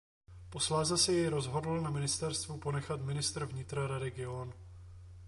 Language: Czech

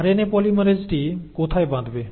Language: Bangla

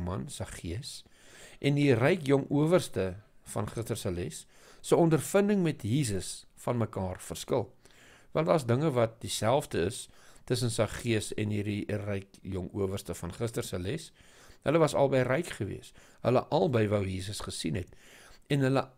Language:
Dutch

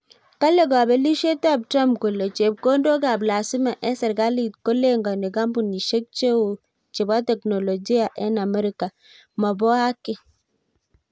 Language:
Kalenjin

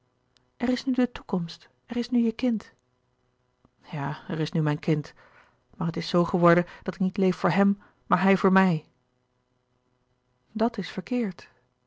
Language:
Dutch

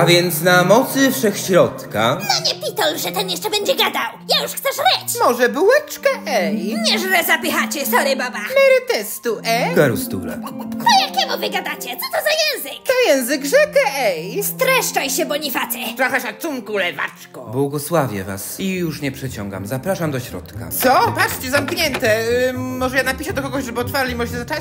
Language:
Polish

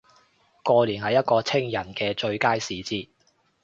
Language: Cantonese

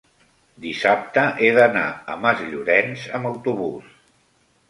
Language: Catalan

